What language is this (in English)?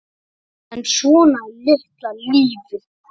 Icelandic